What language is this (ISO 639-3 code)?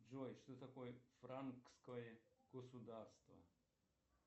rus